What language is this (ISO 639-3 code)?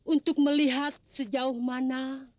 ind